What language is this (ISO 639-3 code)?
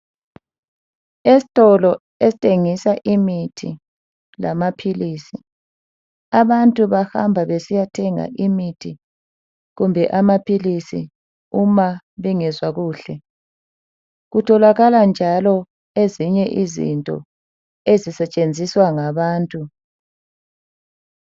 nde